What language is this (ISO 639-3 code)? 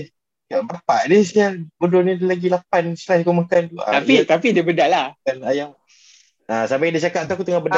msa